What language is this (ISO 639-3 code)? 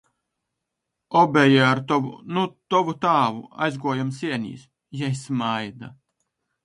ltg